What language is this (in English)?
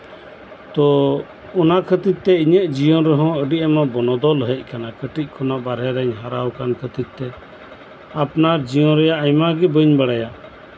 Santali